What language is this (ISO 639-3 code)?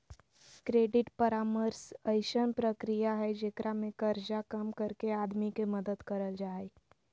mag